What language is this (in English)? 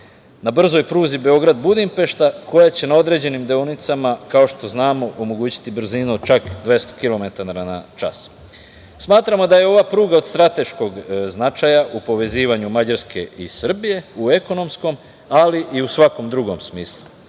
Serbian